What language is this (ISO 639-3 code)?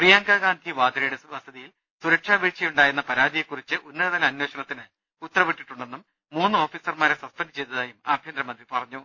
mal